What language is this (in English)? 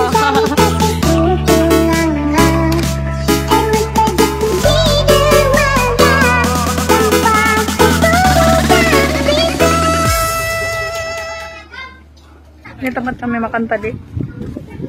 Indonesian